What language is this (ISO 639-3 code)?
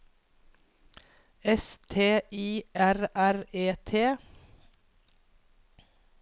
nor